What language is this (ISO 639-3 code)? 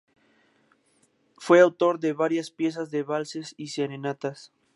spa